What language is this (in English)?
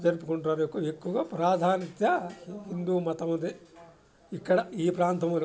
Telugu